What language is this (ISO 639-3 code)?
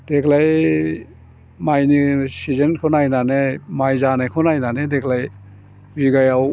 brx